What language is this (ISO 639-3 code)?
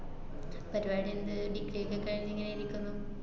mal